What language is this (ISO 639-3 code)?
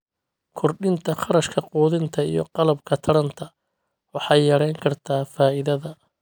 som